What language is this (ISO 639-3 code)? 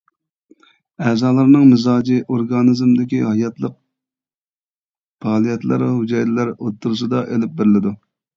uig